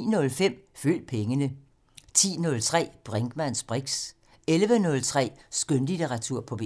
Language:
Danish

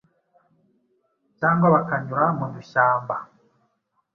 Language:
Kinyarwanda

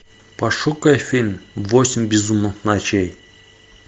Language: Russian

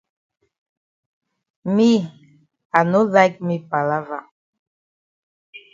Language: Cameroon Pidgin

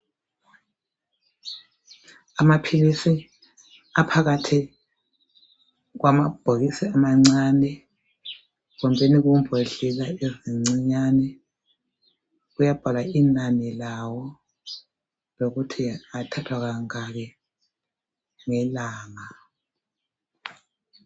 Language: North Ndebele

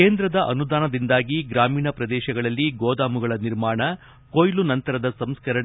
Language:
Kannada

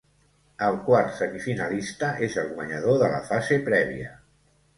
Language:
Catalan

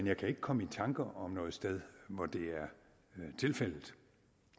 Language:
Danish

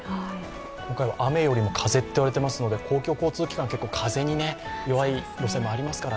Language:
Japanese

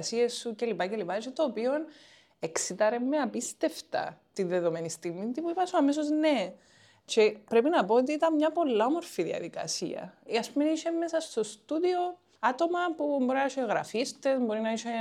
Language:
Greek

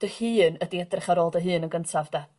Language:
Welsh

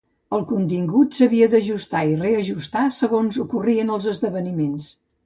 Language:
Catalan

